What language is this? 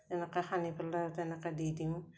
Assamese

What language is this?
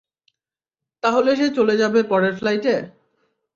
Bangla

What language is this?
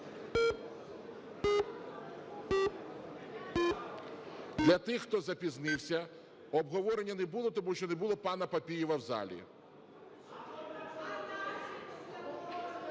Ukrainian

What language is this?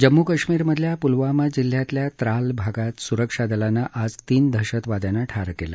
Marathi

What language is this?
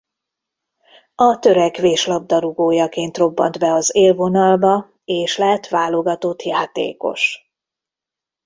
Hungarian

